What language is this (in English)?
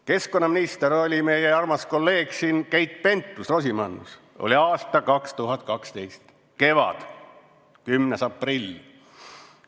Estonian